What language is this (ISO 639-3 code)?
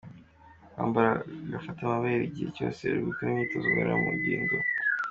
kin